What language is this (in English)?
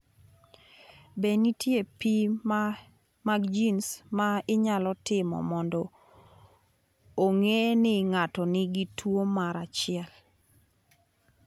Luo (Kenya and Tanzania)